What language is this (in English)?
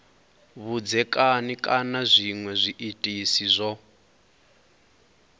Venda